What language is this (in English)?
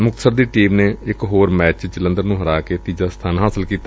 Punjabi